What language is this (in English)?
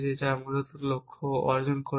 Bangla